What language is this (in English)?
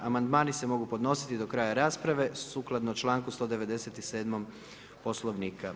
Croatian